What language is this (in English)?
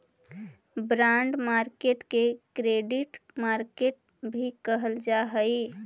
Magahi